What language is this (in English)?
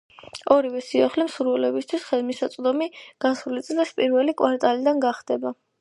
Georgian